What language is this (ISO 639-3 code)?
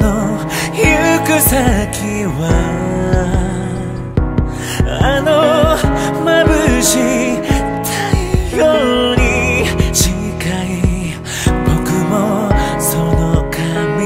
ara